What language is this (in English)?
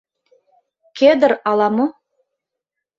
Mari